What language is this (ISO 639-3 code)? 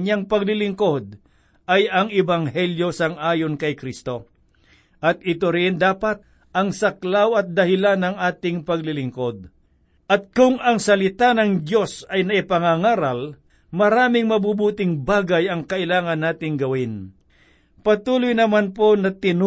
fil